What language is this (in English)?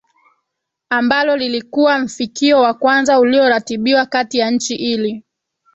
Swahili